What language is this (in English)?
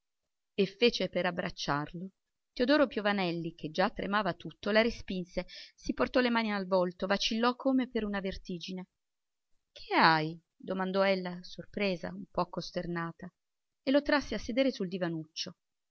Italian